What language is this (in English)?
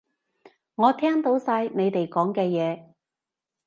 Cantonese